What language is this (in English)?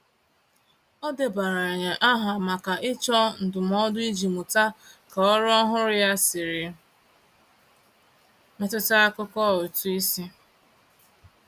Igbo